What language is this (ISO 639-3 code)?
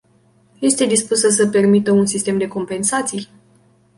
ron